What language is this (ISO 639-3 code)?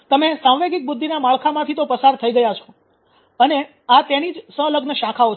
guj